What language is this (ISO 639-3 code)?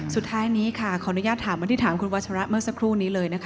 tha